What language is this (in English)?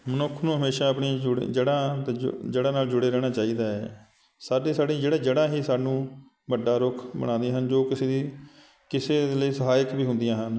Punjabi